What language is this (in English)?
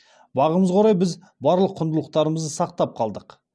Kazakh